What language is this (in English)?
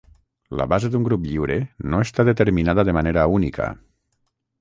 Catalan